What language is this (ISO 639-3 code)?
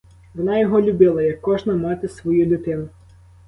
ukr